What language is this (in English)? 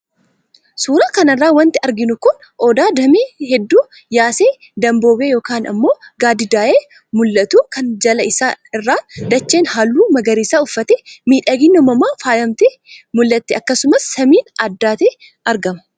Oromo